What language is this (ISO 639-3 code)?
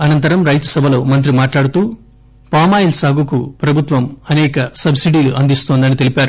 tel